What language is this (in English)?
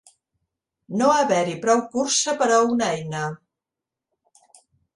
Catalan